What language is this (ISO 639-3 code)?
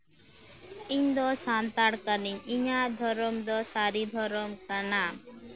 sat